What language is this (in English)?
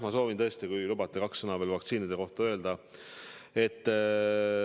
Estonian